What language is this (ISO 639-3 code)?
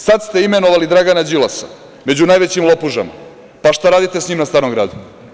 srp